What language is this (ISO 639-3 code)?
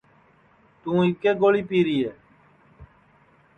ssi